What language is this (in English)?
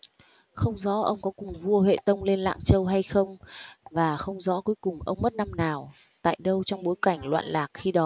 Vietnamese